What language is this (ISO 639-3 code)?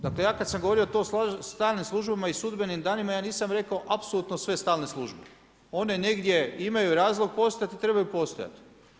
hrv